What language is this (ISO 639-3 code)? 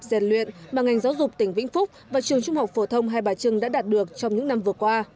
vie